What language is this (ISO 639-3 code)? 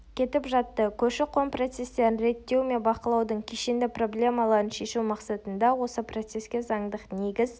kaz